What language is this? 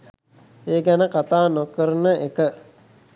Sinhala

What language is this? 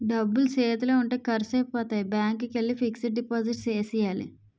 Telugu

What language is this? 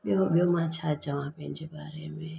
Sindhi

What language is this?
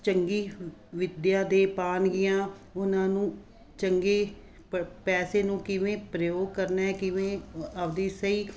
Punjabi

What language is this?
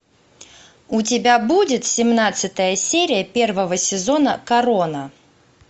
Russian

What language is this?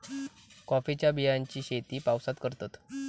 Marathi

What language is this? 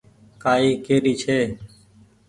Goaria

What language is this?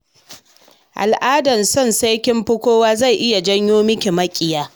Hausa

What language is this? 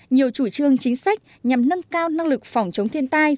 Vietnamese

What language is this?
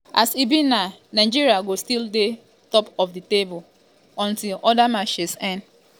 Nigerian Pidgin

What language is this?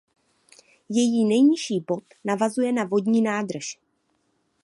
Czech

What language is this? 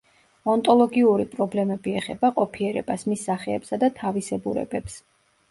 Georgian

